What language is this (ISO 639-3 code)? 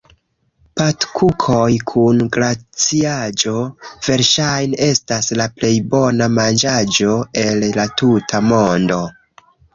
epo